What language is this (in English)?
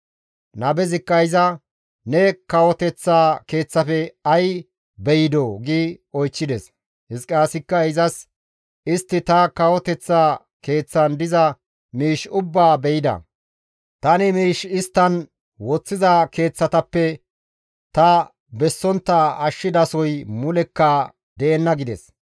Gamo